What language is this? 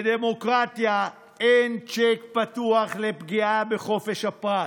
Hebrew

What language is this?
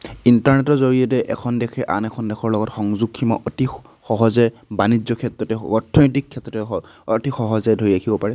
Assamese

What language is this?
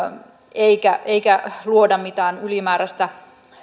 Finnish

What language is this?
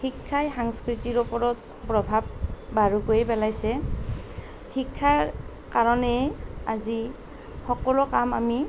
Assamese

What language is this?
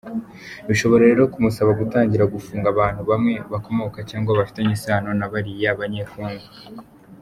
Kinyarwanda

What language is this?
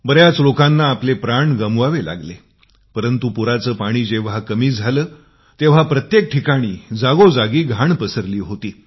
Marathi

